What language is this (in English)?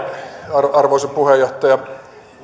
Finnish